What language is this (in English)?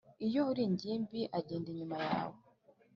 Kinyarwanda